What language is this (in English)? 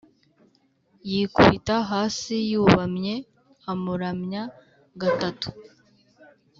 Kinyarwanda